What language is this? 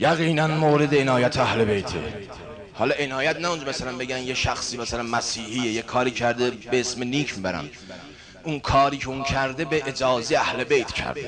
Persian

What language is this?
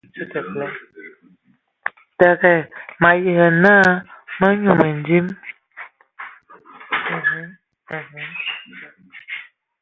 Ewondo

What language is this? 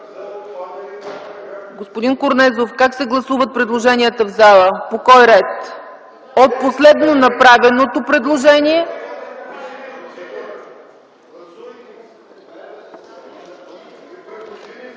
Bulgarian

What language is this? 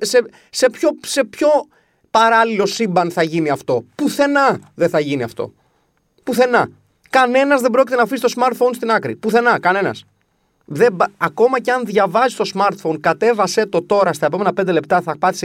Greek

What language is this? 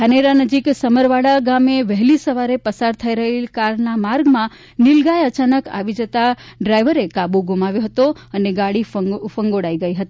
Gujarati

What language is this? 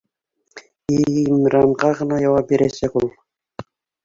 Bashkir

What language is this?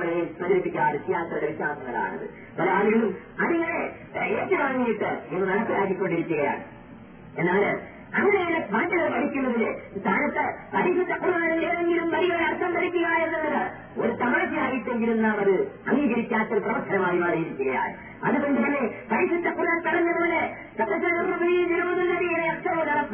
Malayalam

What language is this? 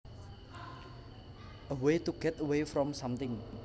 Javanese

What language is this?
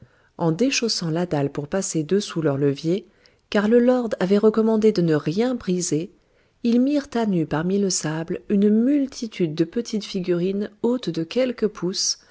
French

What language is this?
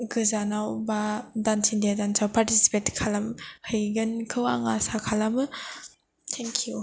Bodo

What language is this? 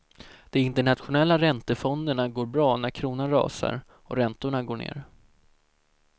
Swedish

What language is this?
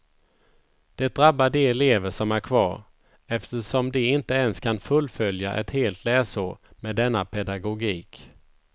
Swedish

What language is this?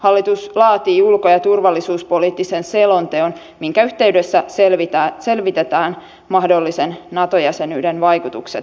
Finnish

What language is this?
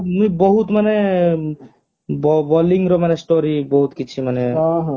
Odia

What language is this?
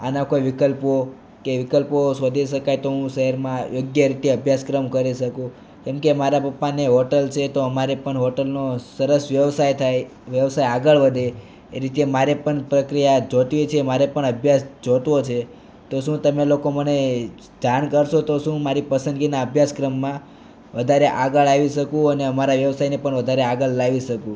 Gujarati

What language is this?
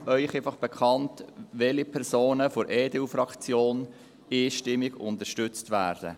Swiss German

